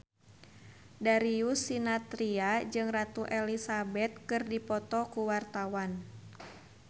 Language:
Sundanese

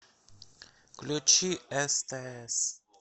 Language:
Russian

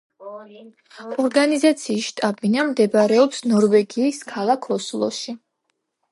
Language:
Georgian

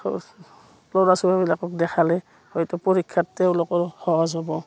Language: Assamese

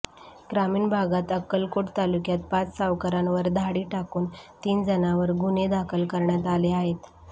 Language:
Marathi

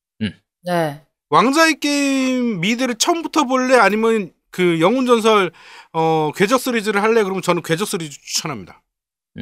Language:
Korean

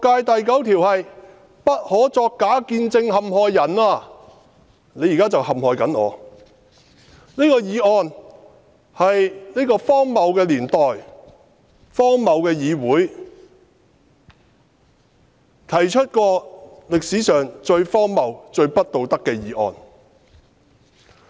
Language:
Cantonese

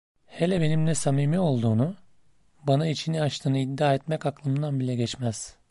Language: Turkish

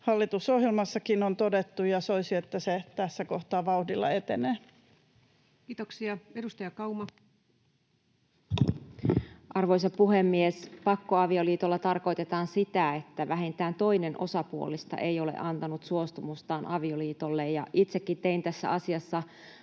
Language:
Finnish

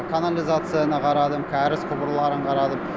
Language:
Kazakh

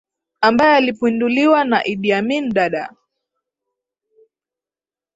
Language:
Swahili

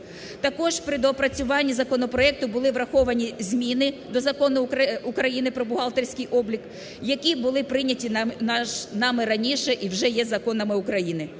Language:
Ukrainian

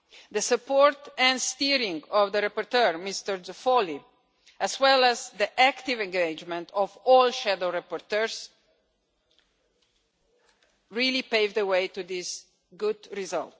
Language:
English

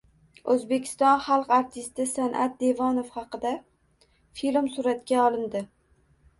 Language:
Uzbek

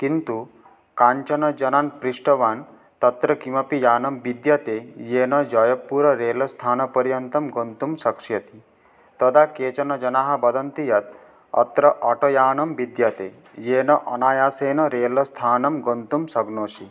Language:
Sanskrit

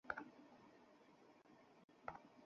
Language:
Bangla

